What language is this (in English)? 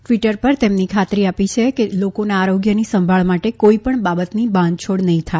Gujarati